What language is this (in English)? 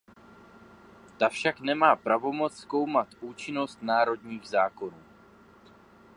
Czech